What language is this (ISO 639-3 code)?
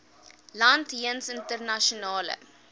afr